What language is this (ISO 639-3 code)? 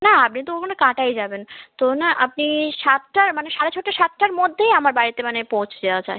ben